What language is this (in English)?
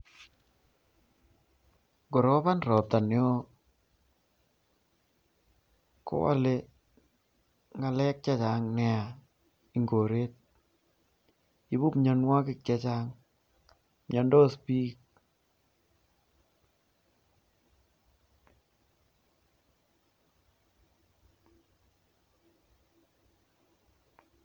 Kalenjin